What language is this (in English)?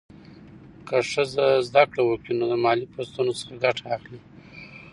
Pashto